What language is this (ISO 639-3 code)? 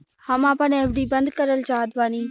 bho